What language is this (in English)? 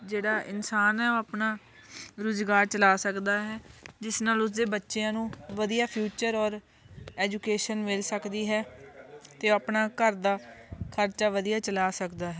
Punjabi